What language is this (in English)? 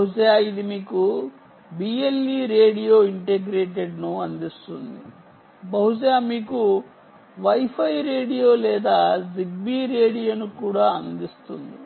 Telugu